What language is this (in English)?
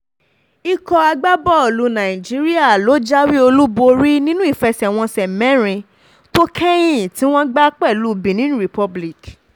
Yoruba